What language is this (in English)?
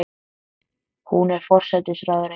Icelandic